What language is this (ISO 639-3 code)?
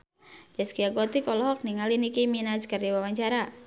sun